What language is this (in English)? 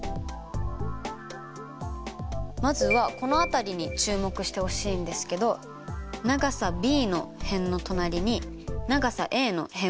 Japanese